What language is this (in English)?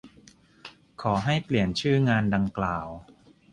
Thai